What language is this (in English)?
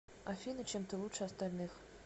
Russian